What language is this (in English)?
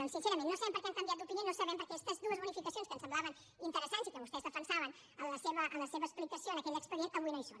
Catalan